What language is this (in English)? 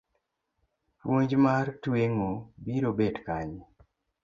Luo (Kenya and Tanzania)